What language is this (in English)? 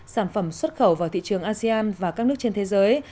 Vietnamese